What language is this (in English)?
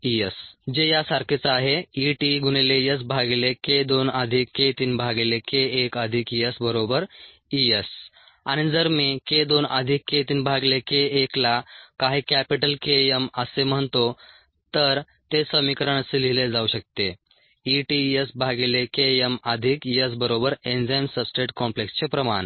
Marathi